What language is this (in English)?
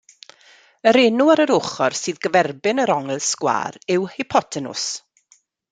Welsh